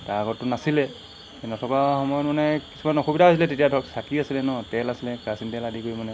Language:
Assamese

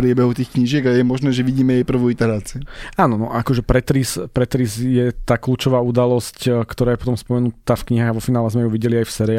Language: Slovak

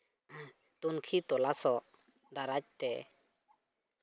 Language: Santali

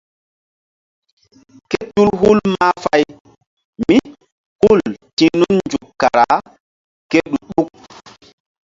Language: Mbum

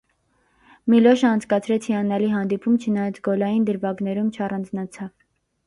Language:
Armenian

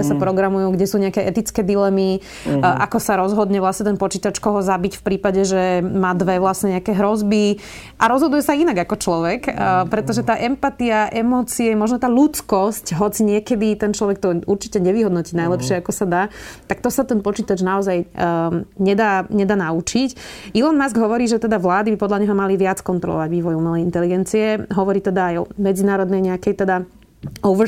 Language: Slovak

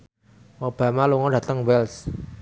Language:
Javanese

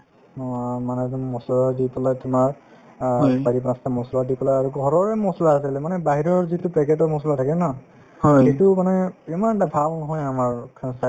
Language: Assamese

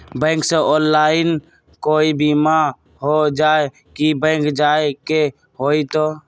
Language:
Magahi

